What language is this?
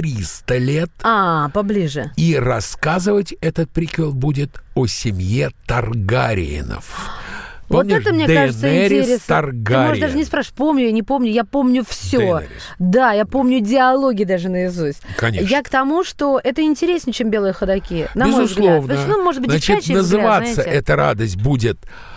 Russian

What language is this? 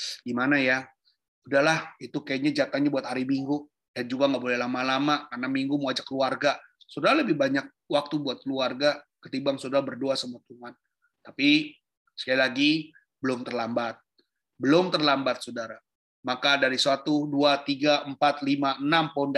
Indonesian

